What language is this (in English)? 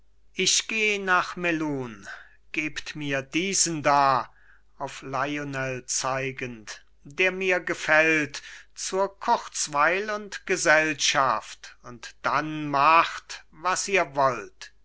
German